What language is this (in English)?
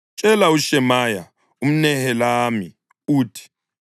North Ndebele